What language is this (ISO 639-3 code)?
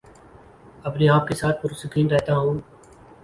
urd